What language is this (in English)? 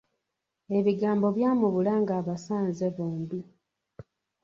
Ganda